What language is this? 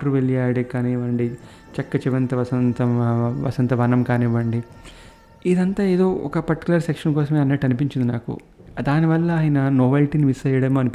Telugu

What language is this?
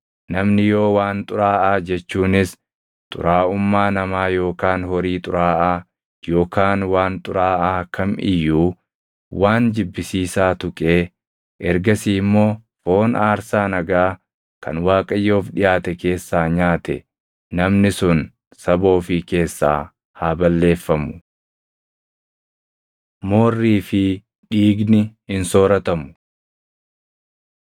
Oromo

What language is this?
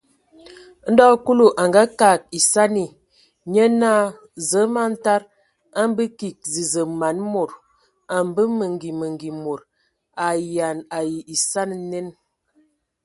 Ewondo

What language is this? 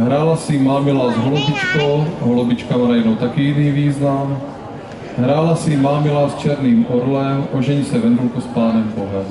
Czech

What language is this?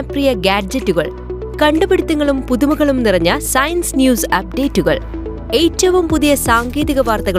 Malayalam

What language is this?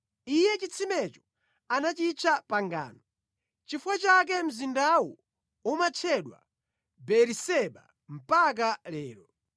Nyanja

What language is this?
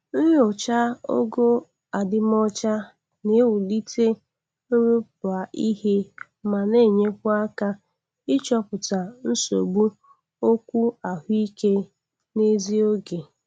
Igbo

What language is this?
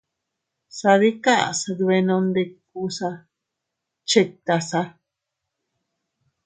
Teutila Cuicatec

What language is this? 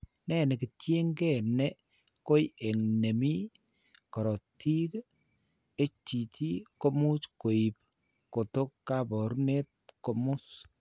Kalenjin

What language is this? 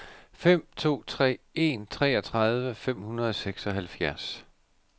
Danish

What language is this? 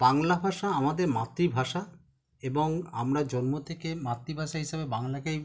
Bangla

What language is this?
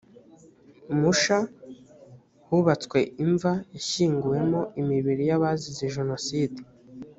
Kinyarwanda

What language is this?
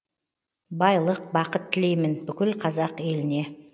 Kazakh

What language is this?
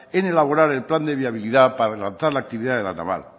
Spanish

